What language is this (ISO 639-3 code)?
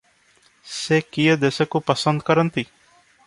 ori